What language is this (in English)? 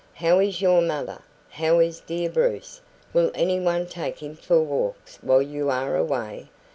English